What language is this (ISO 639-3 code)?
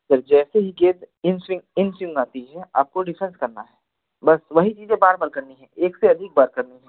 hin